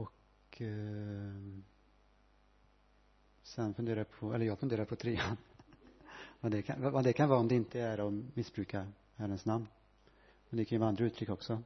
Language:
Swedish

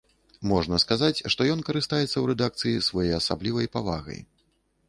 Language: Belarusian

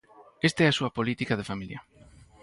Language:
Galician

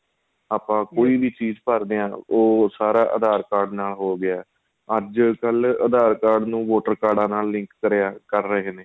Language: Punjabi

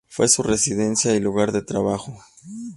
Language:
Spanish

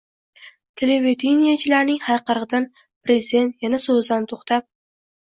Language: Uzbek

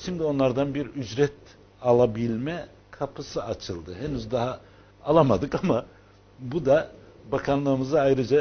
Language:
Turkish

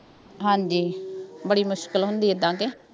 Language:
Punjabi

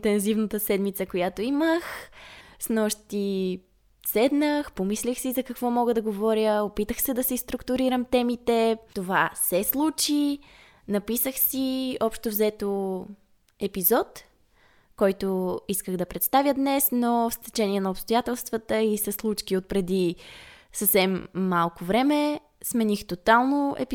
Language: Bulgarian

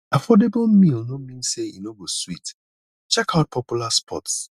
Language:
Nigerian Pidgin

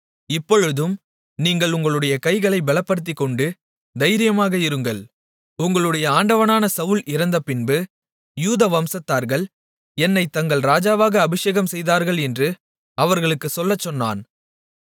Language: Tamil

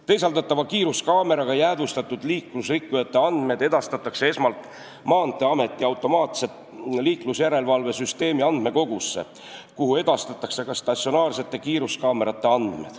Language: Estonian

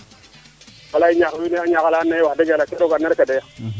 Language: Serer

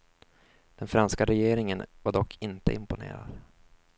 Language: Swedish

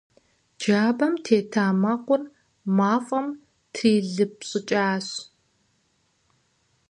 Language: Kabardian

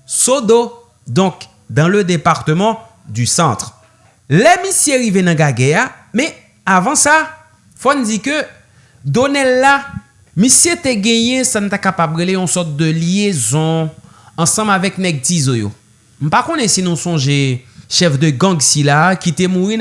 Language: French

